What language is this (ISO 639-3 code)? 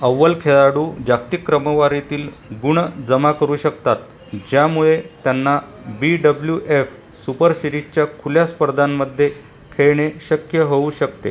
mar